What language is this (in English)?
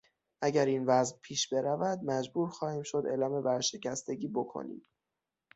Persian